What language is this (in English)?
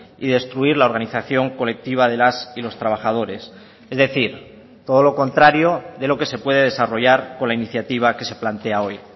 Spanish